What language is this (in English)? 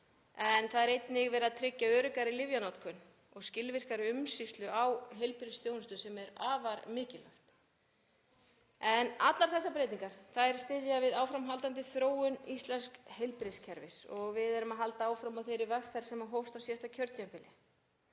Icelandic